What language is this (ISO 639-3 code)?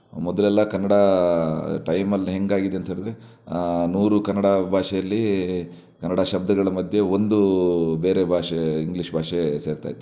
kan